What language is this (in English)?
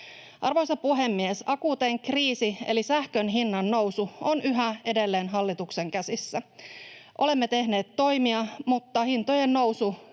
Finnish